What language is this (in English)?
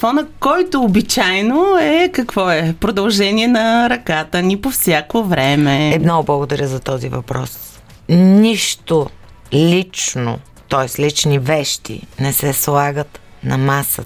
Bulgarian